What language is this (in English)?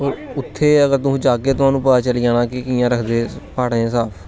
Dogri